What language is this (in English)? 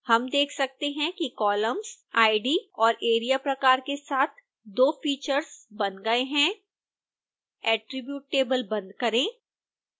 Hindi